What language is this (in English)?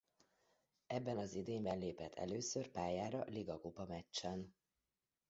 Hungarian